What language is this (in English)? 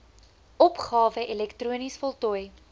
Afrikaans